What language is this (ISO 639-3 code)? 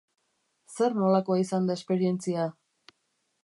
eus